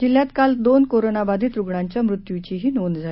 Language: Marathi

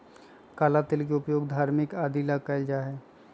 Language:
Magahi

